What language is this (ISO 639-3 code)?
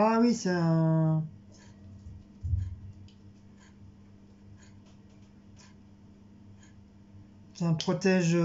fra